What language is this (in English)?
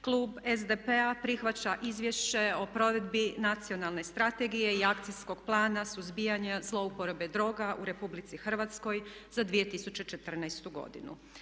Croatian